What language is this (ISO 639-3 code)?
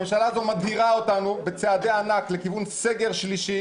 heb